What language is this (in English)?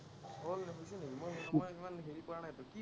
Assamese